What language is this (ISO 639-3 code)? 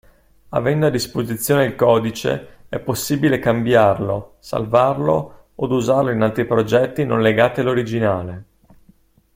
ita